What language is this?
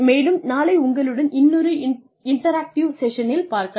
Tamil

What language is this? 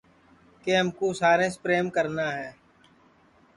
Sansi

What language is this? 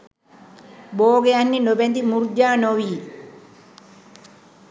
Sinhala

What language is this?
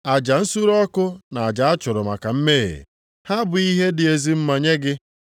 Igbo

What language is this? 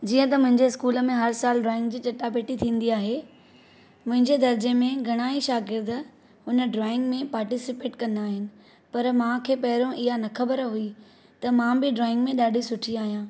Sindhi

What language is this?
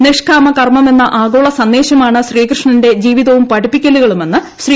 Malayalam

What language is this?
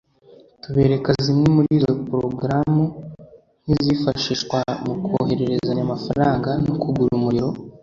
Kinyarwanda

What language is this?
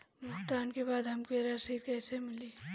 Bhojpuri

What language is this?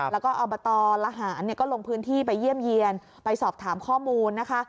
Thai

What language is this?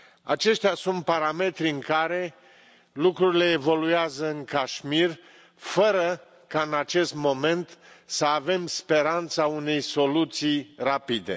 Romanian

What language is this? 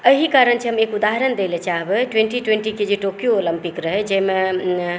Maithili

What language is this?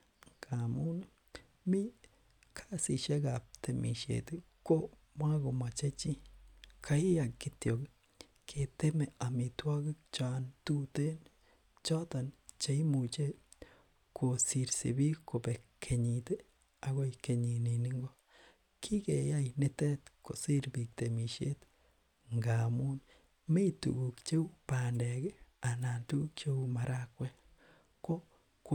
Kalenjin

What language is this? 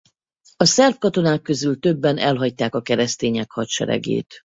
Hungarian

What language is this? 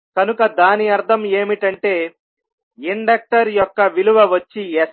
Telugu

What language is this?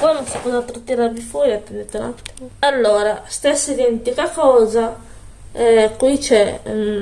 Italian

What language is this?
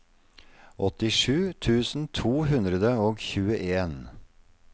Norwegian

